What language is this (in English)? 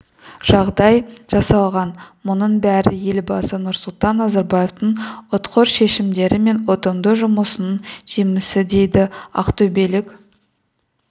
Kazakh